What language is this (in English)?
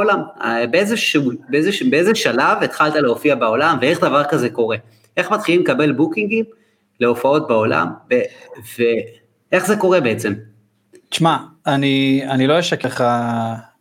Hebrew